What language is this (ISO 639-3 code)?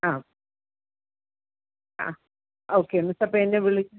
mal